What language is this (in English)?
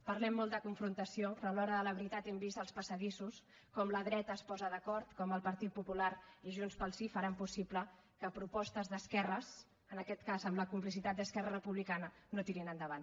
Catalan